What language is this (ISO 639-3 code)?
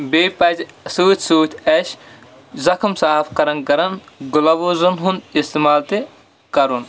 kas